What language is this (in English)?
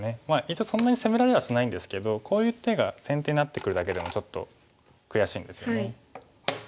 Japanese